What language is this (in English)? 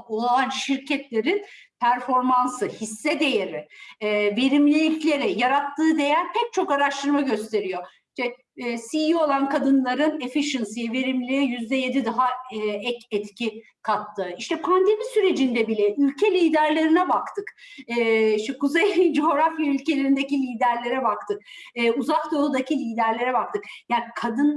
Turkish